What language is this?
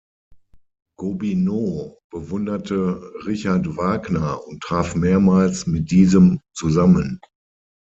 German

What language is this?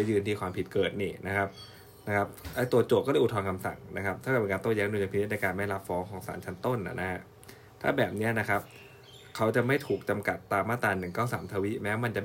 Thai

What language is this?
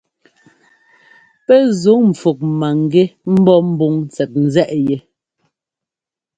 Ngomba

